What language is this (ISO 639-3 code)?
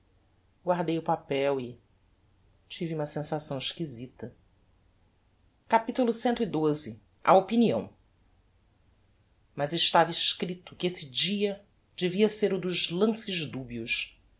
por